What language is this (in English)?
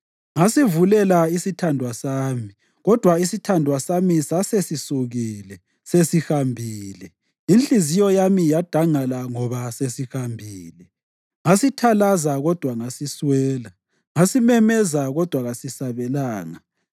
North Ndebele